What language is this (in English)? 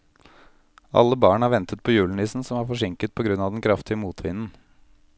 Norwegian